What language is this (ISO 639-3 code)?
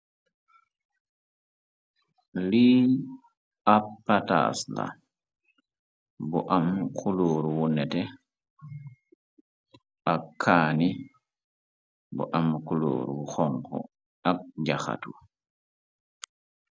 wol